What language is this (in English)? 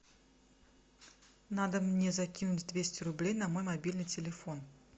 Russian